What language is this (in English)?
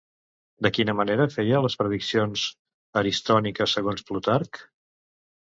Catalan